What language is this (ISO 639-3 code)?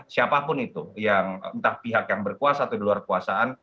ind